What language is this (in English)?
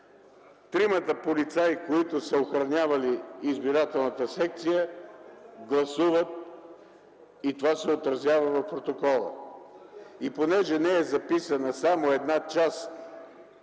Bulgarian